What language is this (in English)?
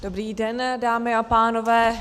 Czech